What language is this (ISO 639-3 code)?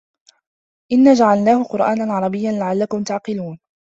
ara